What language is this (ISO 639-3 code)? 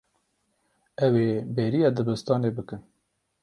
kur